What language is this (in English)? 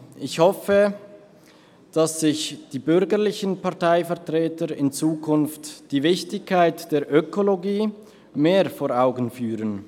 Swiss German